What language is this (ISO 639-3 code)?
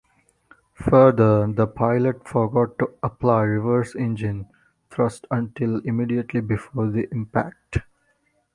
eng